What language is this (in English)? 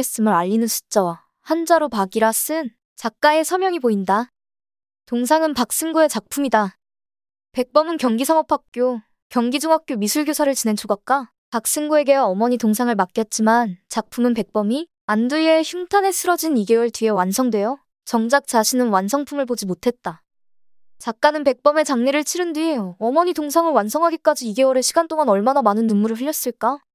Korean